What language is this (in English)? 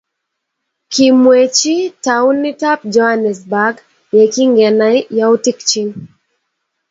Kalenjin